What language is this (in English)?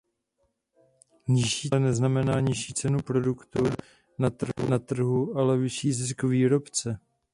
Czech